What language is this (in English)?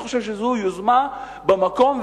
Hebrew